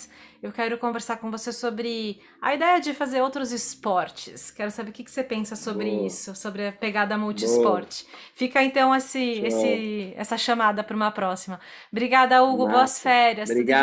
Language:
Portuguese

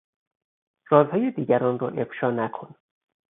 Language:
Persian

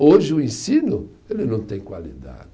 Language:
Portuguese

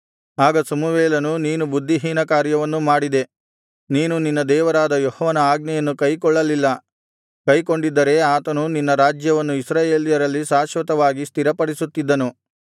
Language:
Kannada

